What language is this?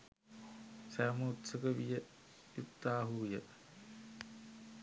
Sinhala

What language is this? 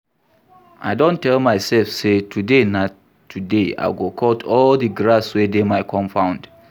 Nigerian Pidgin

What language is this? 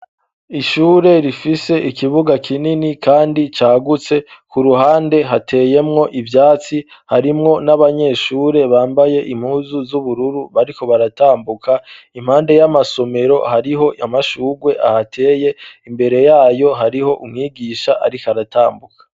Rundi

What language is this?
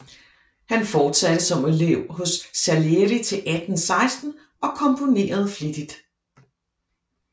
Danish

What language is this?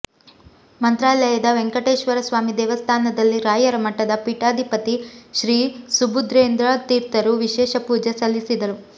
Kannada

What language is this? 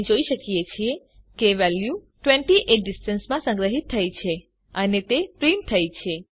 Gujarati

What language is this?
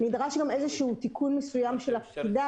Hebrew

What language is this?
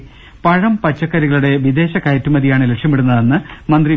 Malayalam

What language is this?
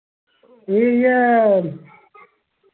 Dogri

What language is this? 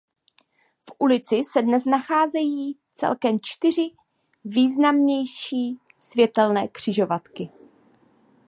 Czech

